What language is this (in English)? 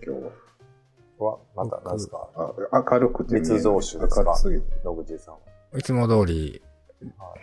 Japanese